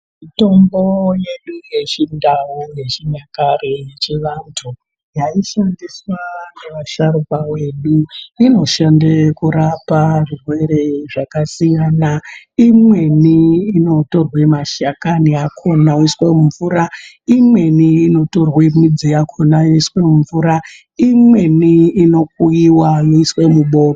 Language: Ndau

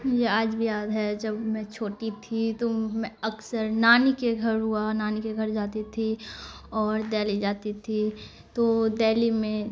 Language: Urdu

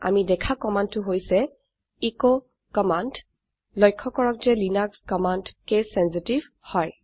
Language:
Assamese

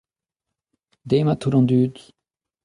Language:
Breton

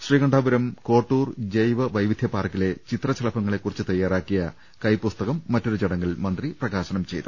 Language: Malayalam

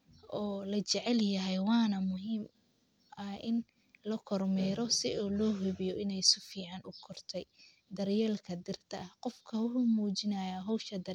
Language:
Somali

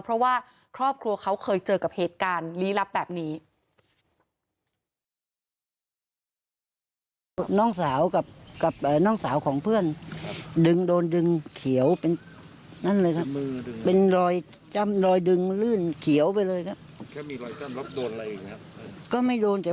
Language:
Thai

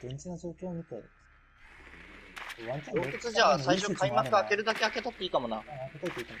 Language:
Japanese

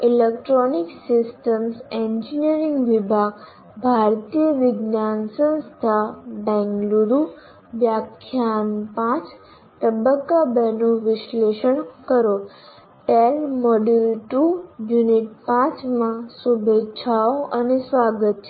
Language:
Gujarati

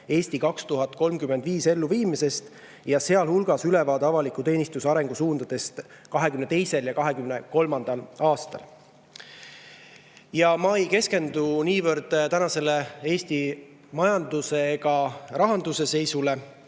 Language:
Estonian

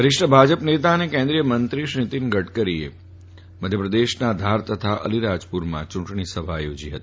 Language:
Gujarati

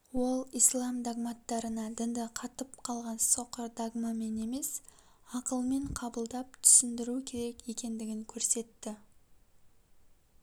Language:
Kazakh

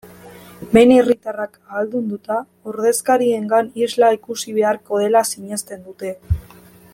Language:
Basque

